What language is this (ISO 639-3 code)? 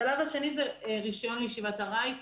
heb